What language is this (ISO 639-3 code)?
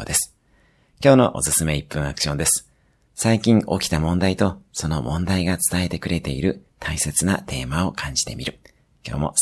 jpn